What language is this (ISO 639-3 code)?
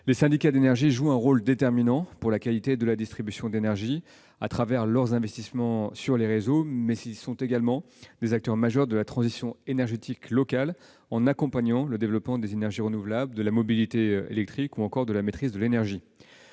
fra